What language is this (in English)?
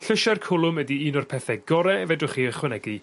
Welsh